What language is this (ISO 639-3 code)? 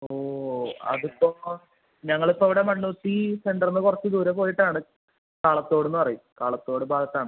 mal